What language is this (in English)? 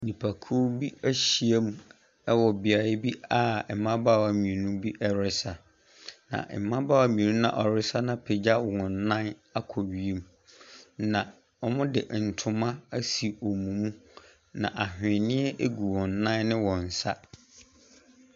Akan